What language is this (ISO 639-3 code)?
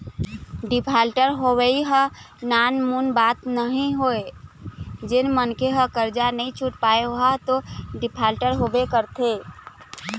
hne